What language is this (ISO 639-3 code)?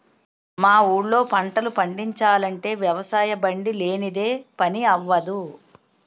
tel